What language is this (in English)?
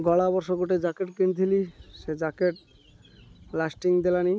Odia